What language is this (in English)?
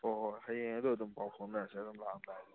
Manipuri